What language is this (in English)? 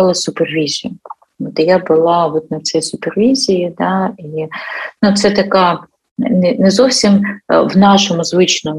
Ukrainian